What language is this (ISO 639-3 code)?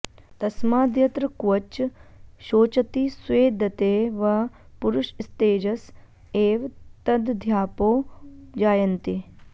san